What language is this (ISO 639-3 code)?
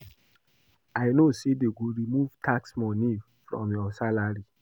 pcm